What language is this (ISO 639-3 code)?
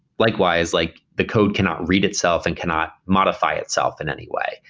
eng